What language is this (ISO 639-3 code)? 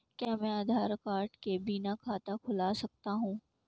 hin